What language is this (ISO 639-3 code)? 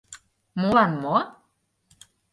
chm